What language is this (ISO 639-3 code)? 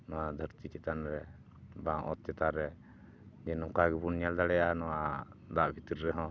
sat